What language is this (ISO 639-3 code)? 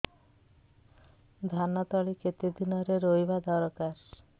ori